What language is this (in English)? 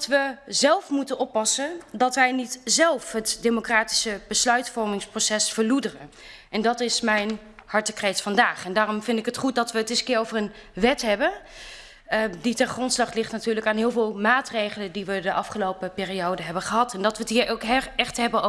Dutch